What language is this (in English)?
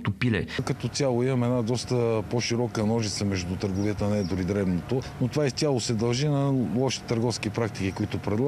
Bulgarian